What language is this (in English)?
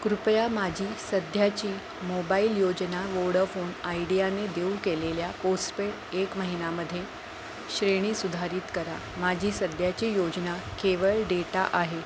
Marathi